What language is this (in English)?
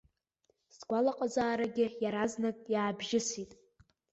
Abkhazian